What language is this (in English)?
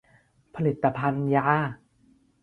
Thai